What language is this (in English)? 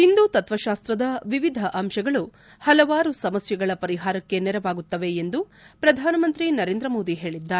Kannada